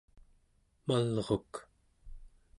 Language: Central Yupik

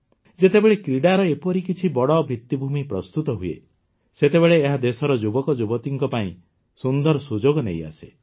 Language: Odia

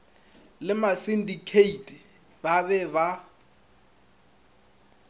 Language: Northern Sotho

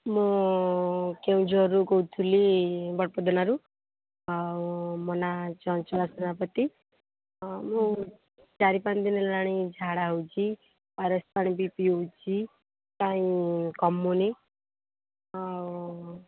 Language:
Odia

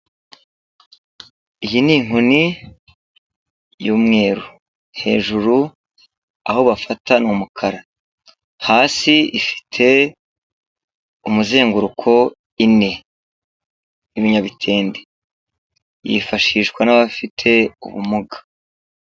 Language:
Kinyarwanda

